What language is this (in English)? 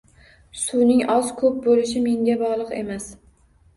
Uzbek